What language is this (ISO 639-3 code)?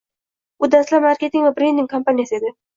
uzb